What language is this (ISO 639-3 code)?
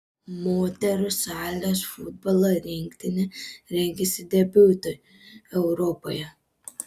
lit